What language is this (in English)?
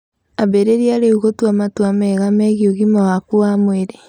Kikuyu